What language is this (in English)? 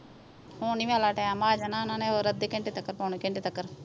Punjabi